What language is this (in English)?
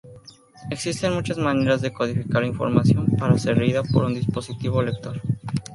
Spanish